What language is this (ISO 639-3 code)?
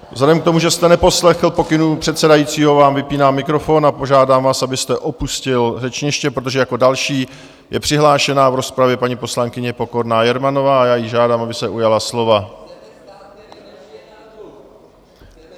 ces